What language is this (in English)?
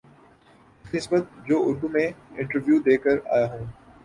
Urdu